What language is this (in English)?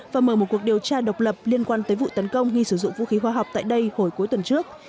Vietnamese